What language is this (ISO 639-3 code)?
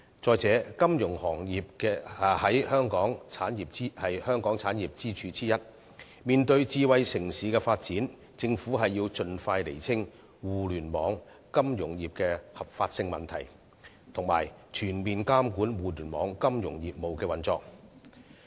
yue